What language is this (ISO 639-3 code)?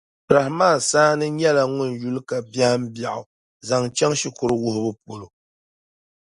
dag